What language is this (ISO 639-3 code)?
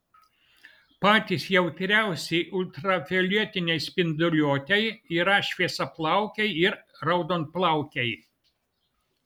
lit